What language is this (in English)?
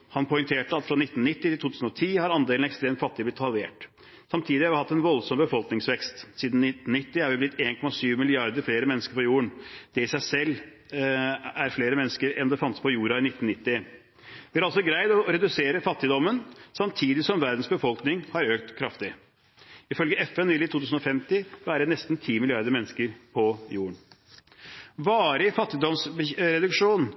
Norwegian Bokmål